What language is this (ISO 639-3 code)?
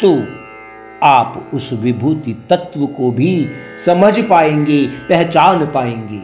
hin